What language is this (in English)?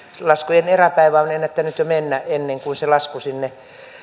Finnish